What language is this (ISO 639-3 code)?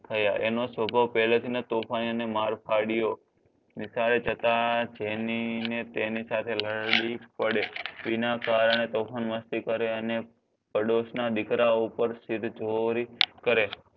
guj